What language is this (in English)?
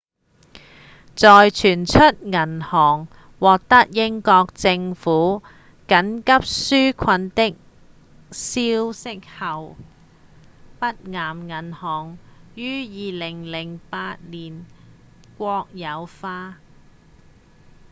Cantonese